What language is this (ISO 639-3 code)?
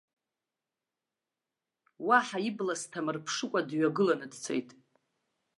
abk